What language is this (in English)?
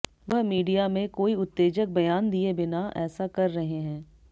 Hindi